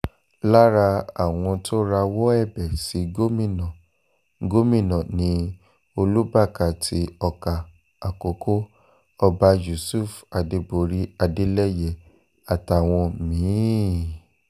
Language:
Yoruba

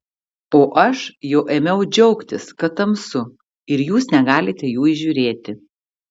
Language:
Lithuanian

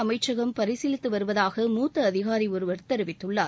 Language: Tamil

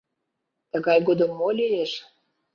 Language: Mari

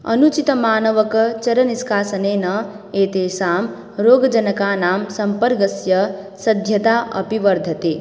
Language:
Sanskrit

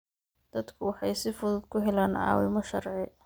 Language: Somali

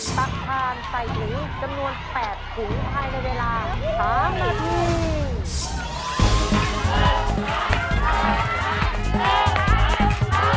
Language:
Thai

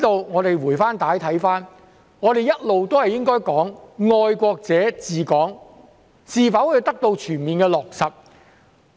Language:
Cantonese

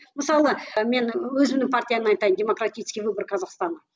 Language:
Kazakh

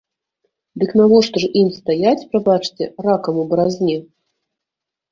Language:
Belarusian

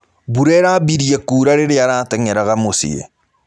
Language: Kikuyu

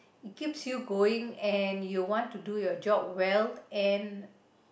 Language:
English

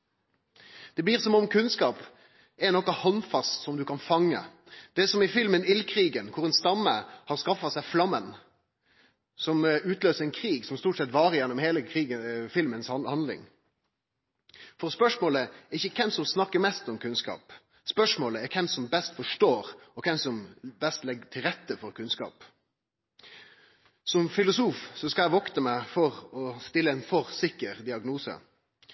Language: Norwegian Nynorsk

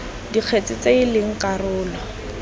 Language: Tswana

